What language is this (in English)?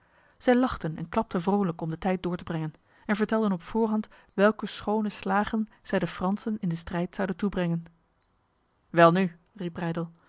Dutch